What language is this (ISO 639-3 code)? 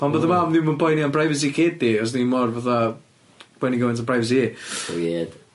cym